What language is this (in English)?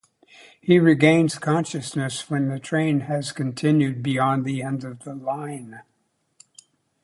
English